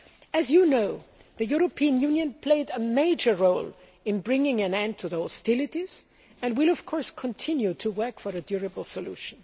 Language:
English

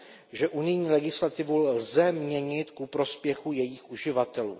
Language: Czech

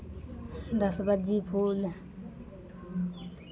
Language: Maithili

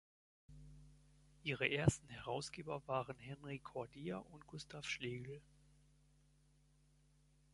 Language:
German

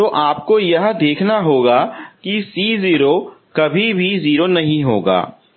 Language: Hindi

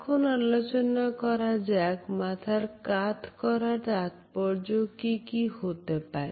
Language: Bangla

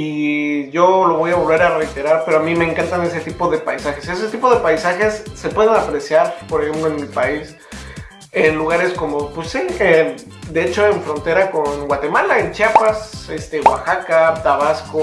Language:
Spanish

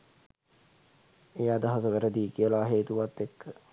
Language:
Sinhala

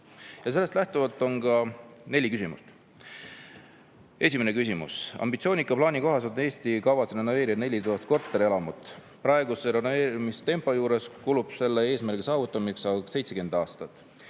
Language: Estonian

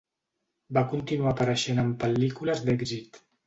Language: Catalan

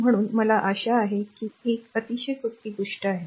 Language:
Marathi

